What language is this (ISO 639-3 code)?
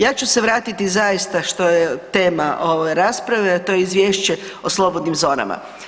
hrv